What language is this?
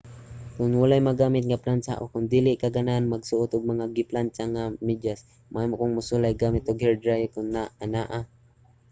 Cebuano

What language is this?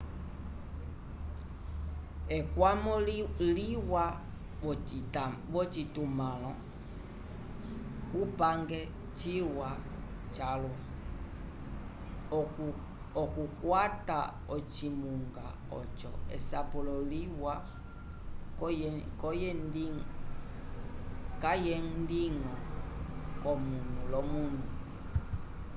Umbundu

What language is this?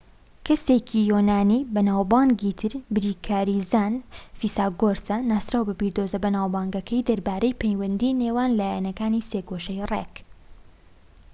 Central Kurdish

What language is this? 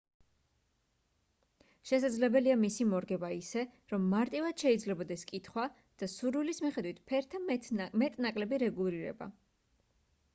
Georgian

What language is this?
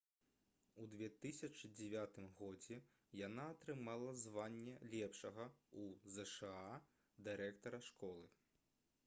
Belarusian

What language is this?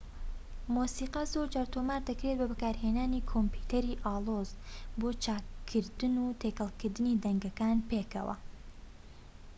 Central Kurdish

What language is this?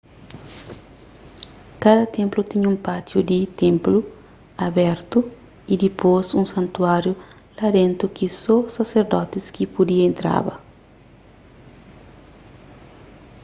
Kabuverdianu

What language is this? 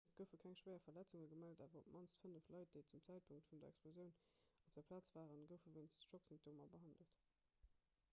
Luxembourgish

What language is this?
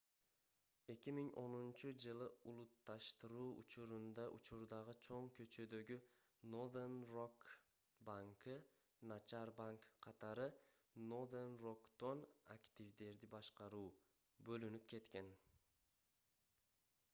Kyrgyz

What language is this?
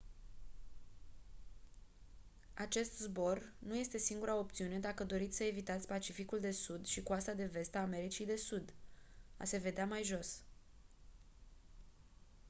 Romanian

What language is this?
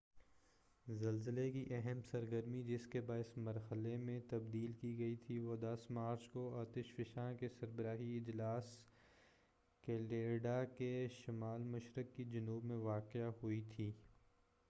Urdu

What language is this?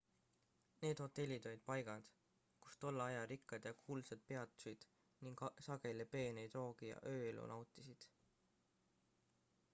Estonian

